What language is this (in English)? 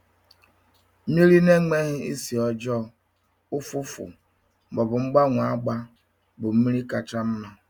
Igbo